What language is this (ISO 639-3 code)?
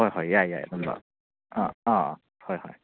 mni